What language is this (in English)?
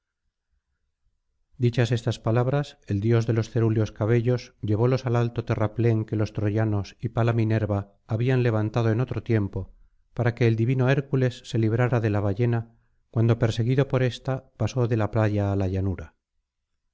Spanish